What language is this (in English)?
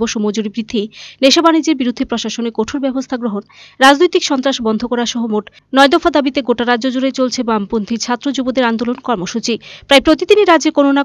Romanian